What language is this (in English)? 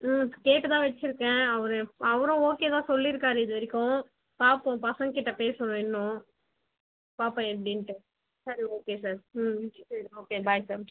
Tamil